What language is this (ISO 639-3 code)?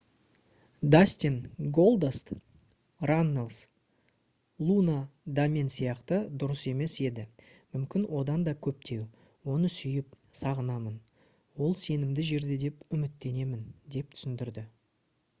kaz